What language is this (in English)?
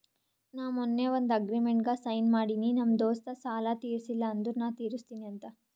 Kannada